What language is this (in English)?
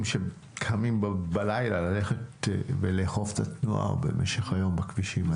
Hebrew